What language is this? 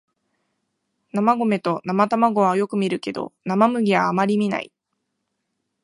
Japanese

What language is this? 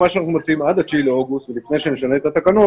Hebrew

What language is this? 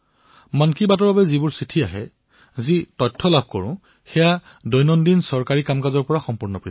Assamese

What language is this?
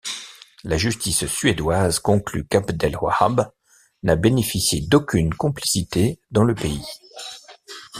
French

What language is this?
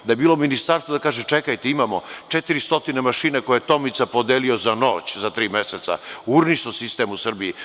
Serbian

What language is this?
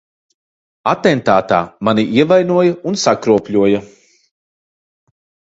Latvian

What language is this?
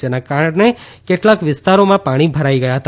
Gujarati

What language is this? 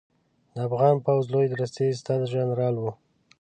Pashto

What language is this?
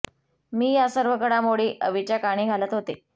Marathi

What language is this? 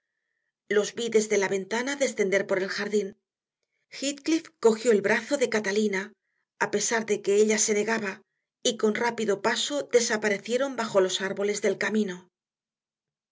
Spanish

